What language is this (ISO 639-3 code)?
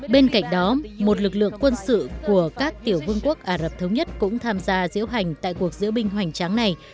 vie